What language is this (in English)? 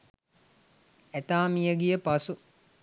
Sinhala